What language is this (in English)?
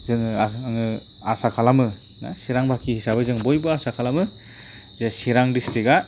Bodo